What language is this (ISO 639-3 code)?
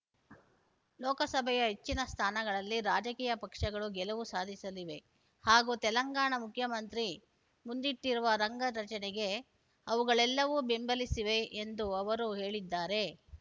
kan